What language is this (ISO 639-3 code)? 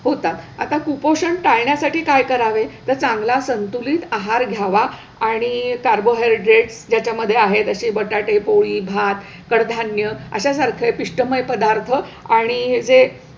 mar